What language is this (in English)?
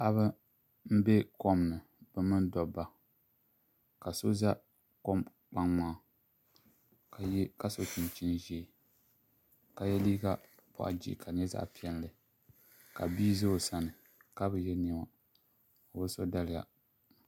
Dagbani